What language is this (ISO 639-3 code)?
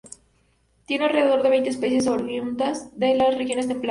spa